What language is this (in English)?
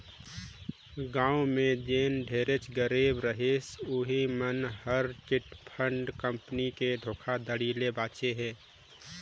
Chhattisgarhi